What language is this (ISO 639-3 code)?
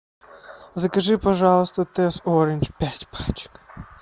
rus